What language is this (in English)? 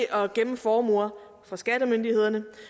Danish